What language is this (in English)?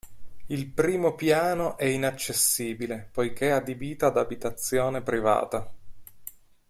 Italian